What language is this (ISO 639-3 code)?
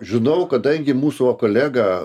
lit